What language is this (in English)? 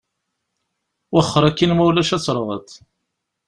Kabyle